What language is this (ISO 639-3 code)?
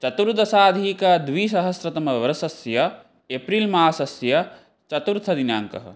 san